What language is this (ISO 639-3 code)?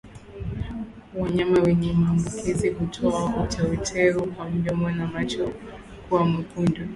swa